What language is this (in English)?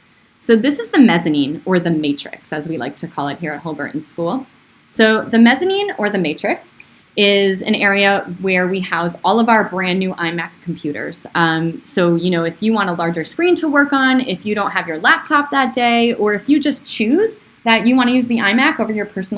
English